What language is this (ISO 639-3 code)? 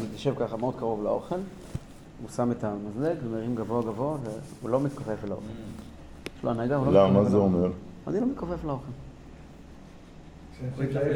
heb